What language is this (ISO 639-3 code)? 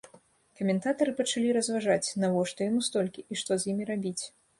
bel